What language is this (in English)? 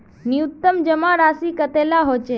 Magahi